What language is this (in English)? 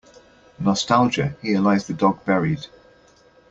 English